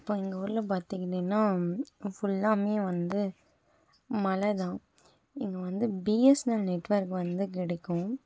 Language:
Tamil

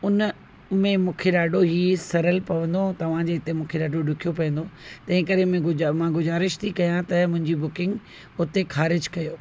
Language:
Sindhi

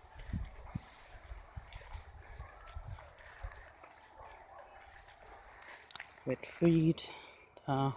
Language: German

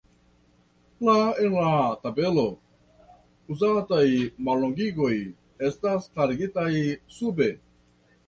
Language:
Esperanto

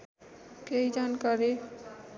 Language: Nepali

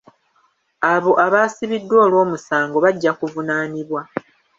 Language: Ganda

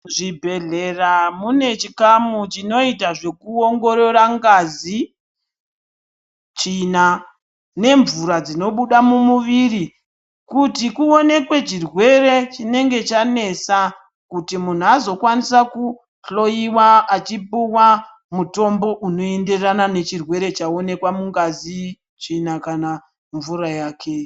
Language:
Ndau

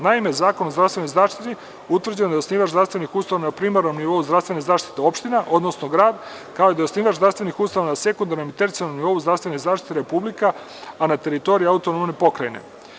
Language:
Serbian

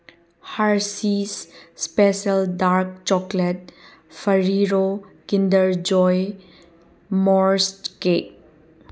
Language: Manipuri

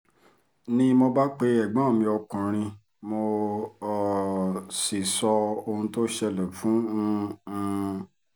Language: Yoruba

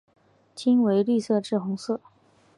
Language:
Chinese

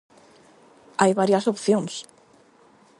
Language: Galician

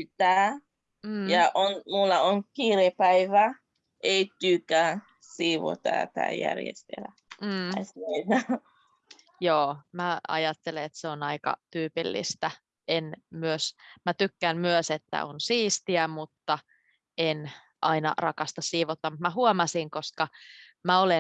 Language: Finnish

